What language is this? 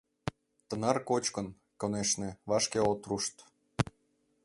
Mari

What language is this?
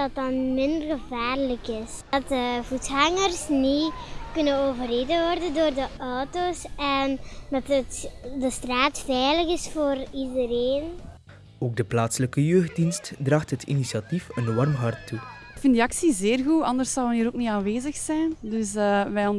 Dutch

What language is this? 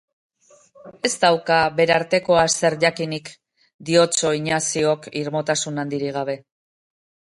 Basque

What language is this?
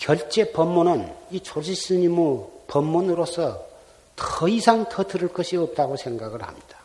Korean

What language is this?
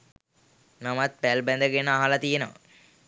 Sinhala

